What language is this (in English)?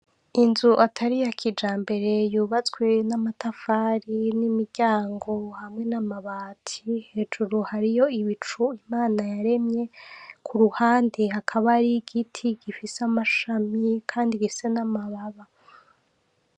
Rundi